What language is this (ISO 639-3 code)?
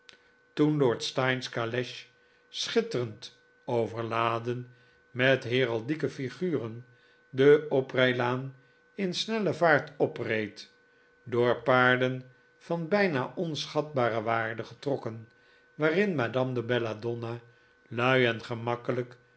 nld